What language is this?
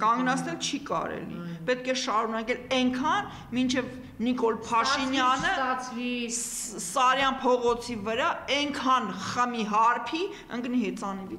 Romanian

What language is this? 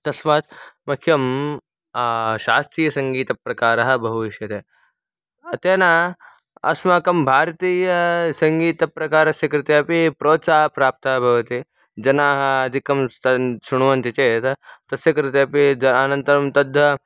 Sanskrit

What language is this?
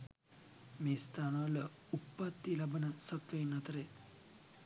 Sinhala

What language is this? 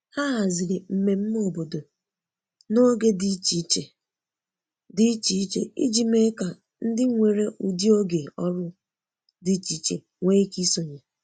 Igbo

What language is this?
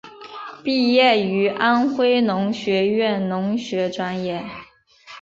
Chinese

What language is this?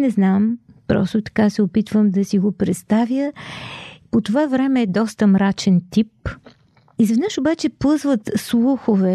Bulgarian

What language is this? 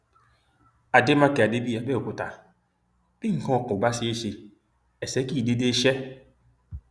Yoruba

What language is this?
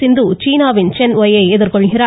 Tamil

